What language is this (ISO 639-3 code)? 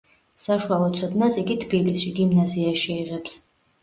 kat